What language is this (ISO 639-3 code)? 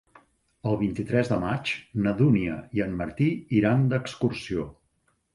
cat